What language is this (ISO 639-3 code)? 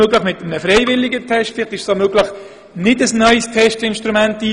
gsw